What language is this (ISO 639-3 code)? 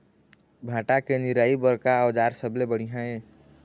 hne